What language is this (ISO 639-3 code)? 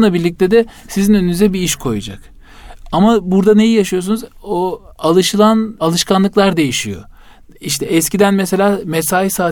tur